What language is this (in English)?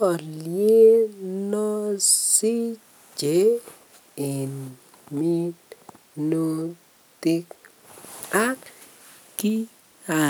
Kalenjin